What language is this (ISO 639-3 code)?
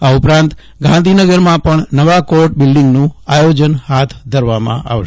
guj